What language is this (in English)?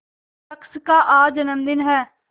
Hindi